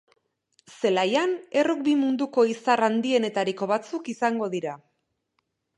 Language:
Basque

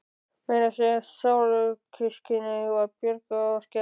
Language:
Icelandic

